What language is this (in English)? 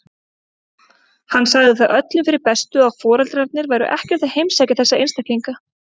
Icelandic